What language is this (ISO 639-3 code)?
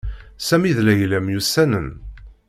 kab